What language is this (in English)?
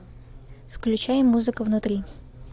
Russian